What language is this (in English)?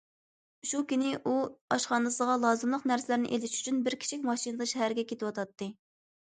Uyghur